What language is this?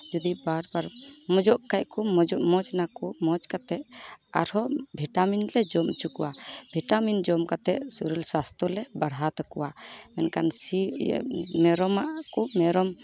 Santali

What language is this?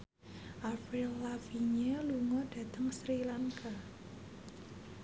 Javanese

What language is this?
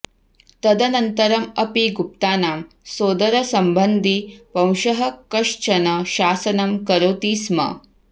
Sanskrit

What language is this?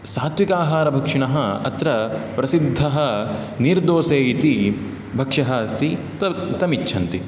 Sanskrit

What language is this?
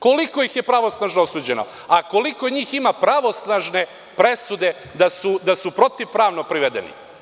Serbian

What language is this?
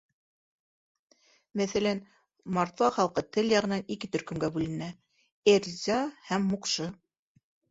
Bashkir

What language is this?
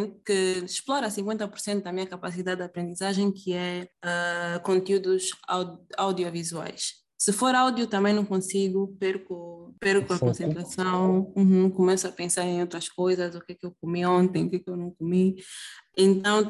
Portuguese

